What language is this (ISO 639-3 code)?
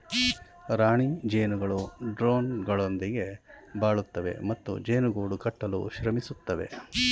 kan